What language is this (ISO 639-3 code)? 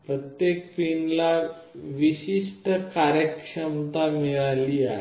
mar